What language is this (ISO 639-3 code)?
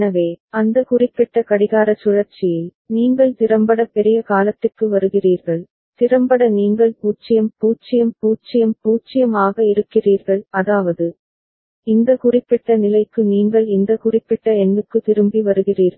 tam